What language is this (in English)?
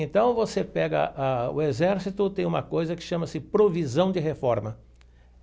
Portuguese